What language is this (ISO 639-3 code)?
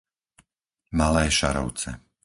slk